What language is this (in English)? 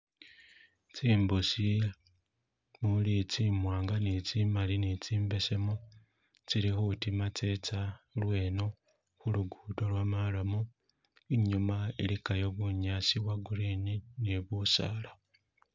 Masaaba